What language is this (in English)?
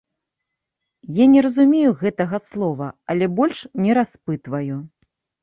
Belarusian